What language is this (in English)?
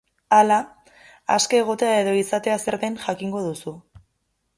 Basque